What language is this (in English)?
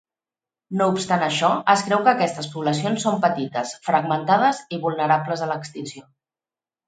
Catalan